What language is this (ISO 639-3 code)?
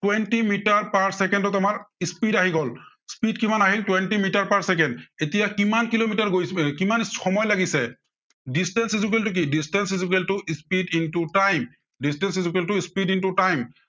asm